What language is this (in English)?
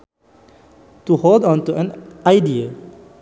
Sundanese